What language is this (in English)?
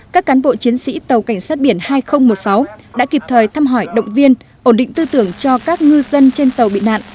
Vietnamese